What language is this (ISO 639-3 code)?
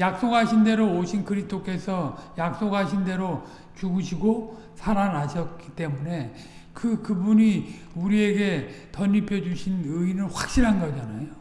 kor